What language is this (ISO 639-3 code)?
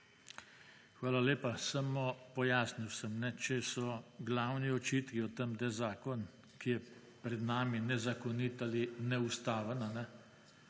slv